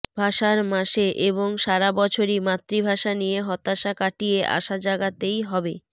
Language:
Bangla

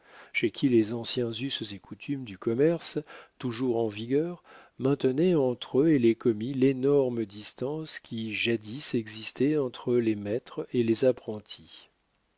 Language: French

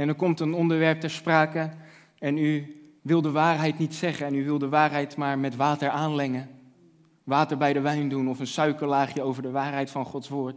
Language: Dutch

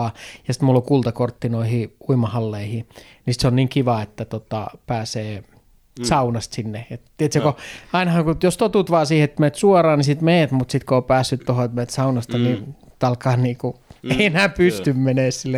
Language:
Finnish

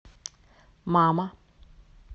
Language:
Russian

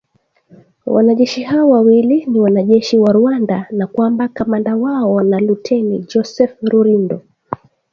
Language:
Swahili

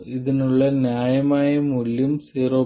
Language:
Malayalam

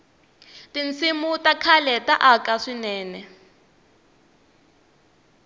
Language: Tsonga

